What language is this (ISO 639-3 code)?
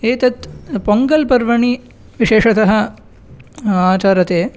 san